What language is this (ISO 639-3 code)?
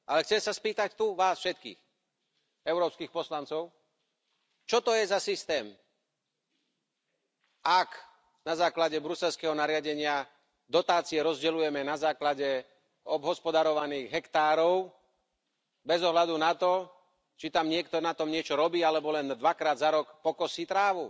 slk